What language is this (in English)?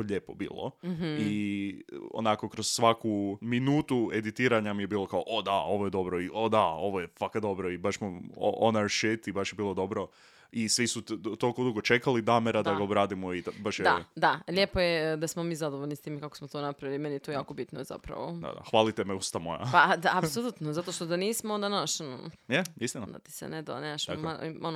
Croatian